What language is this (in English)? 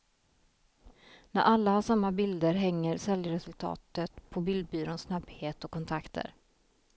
Swedish